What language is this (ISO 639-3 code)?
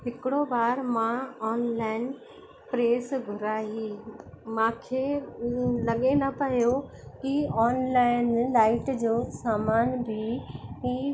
snd